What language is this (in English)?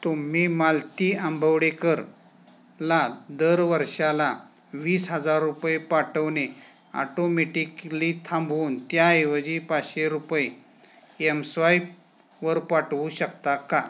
Marathi